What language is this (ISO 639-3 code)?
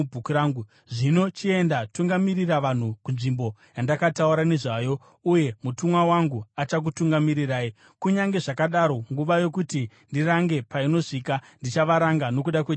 sna